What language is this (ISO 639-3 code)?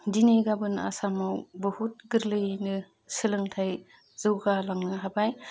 brx